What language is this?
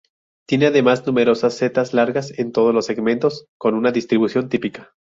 Spanish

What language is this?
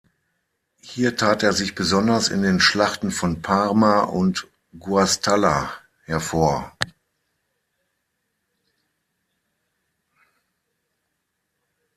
German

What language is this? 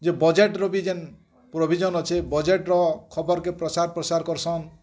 Odia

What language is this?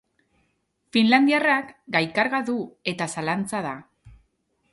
Basque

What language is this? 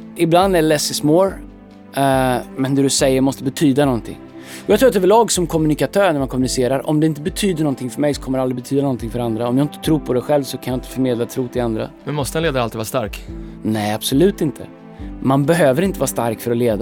Swedish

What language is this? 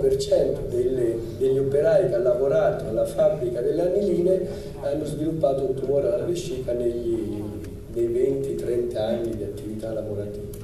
Italian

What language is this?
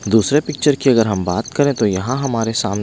Hindi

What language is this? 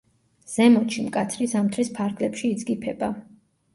Georgian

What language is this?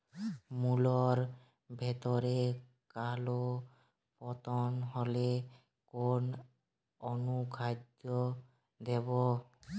Bangla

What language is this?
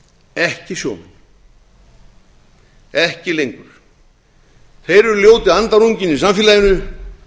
Icelandic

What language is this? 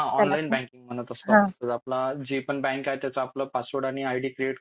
Marathi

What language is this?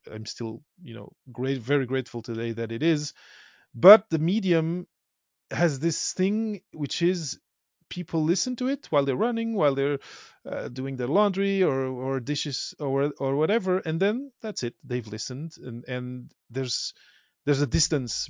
English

